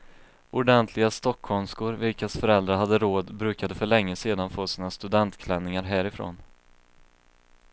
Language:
Swedish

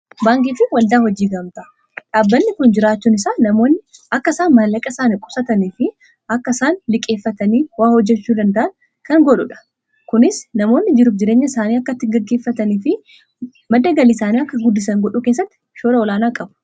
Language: Oromo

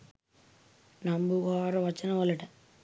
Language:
Sinhala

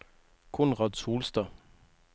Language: Norwegian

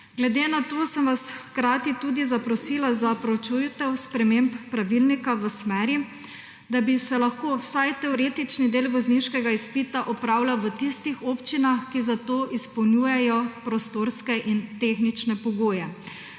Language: Slovenian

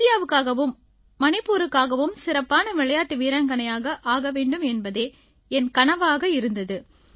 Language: Tamil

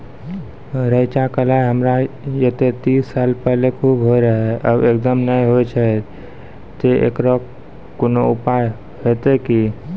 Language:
Maithili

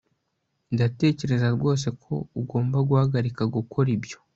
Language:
Kinyarwanda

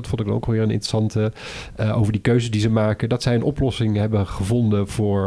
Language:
Dutch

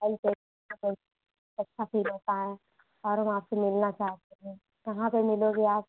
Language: Hindi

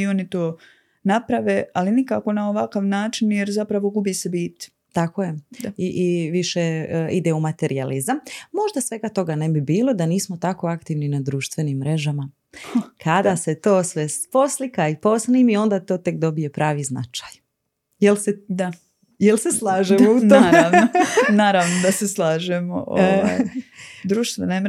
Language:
Croatian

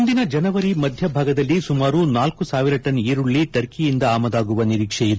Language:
Kannada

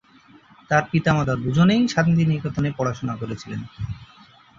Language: Bangla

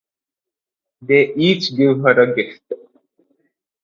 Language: English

